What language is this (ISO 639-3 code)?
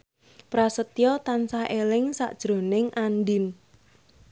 jav